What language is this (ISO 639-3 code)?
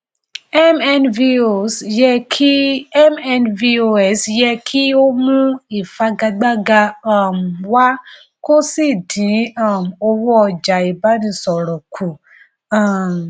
yor